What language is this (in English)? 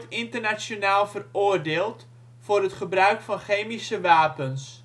Dutch